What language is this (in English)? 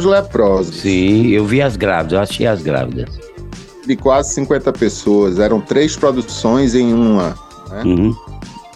Portuguese